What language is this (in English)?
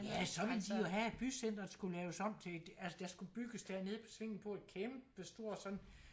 Danish